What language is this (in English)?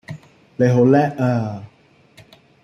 Cantonese